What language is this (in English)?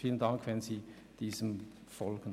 Swiss German